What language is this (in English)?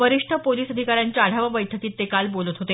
Marathi